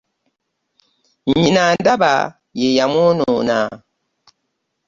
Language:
Ganda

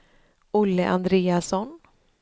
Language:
Swedish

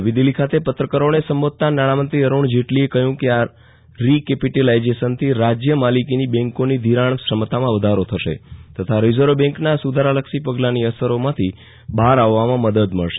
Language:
Gujarati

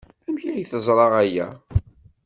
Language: Kabyle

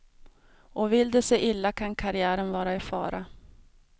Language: Swedish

